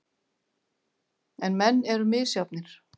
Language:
Icelandic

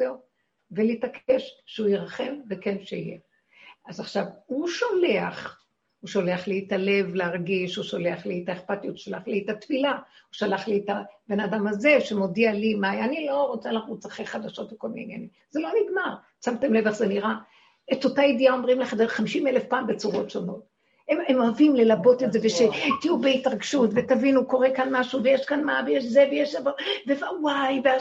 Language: Hebrew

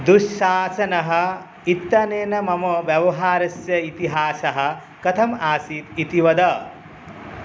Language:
Sanskrit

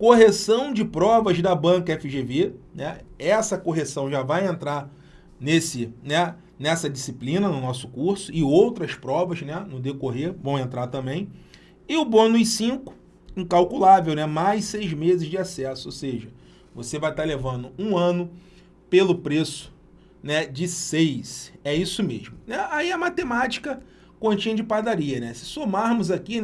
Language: Portuguese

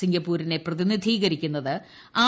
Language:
Malayalam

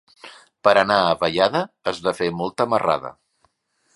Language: Catalan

